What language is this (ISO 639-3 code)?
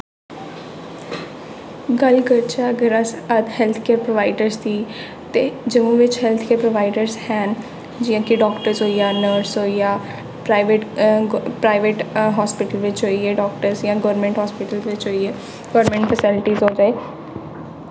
doi